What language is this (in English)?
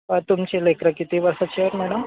Marathi